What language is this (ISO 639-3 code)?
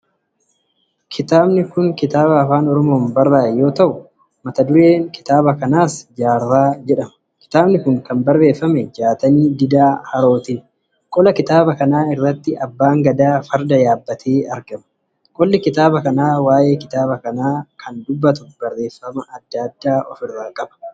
orm